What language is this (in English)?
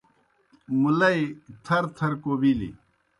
Kohistani Shina